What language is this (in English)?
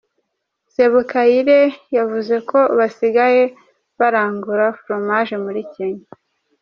Kinyarwanda